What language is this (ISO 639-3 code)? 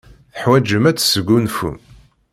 kab